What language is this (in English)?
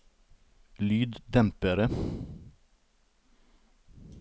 Norwegian